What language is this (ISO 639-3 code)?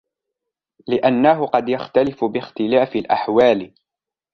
ara